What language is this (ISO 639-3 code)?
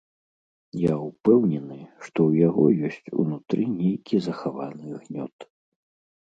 bel